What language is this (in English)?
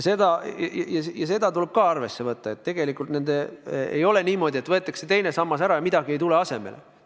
Estonian